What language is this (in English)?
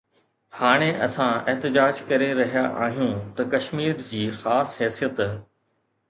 Sindhi